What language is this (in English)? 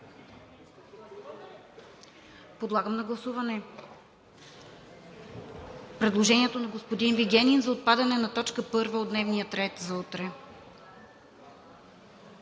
Bulgarian